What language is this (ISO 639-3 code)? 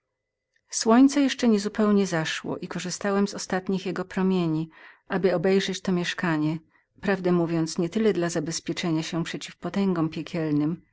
pol